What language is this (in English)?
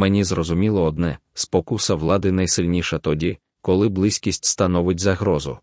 Ukrainian